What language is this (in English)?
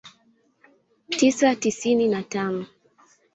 Swahili